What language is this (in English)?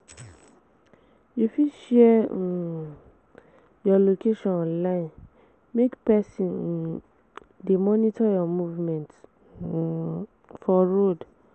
Nigerian Pidgin